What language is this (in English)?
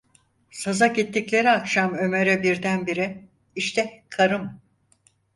Turkish